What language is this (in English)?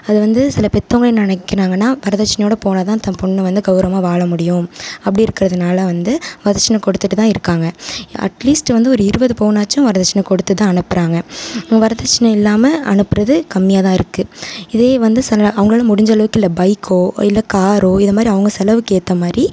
Tamil